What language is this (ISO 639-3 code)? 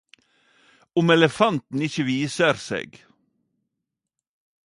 nno